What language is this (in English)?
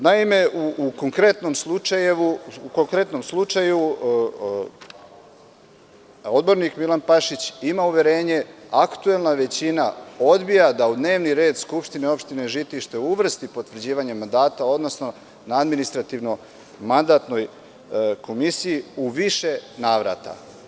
Serbian